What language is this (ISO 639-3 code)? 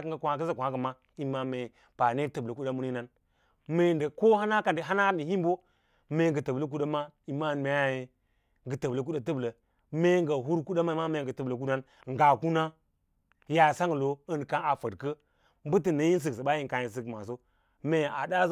lla